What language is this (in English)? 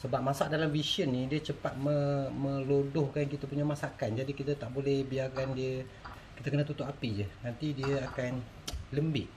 Malay